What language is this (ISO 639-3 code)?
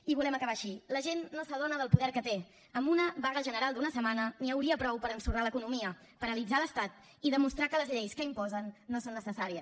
cat